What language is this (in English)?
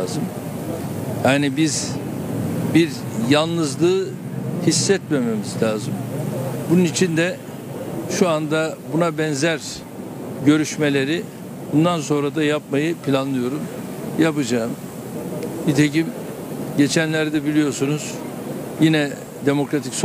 Turkish